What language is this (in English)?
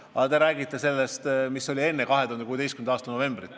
Estonian